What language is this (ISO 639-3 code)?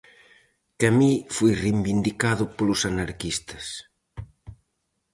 glg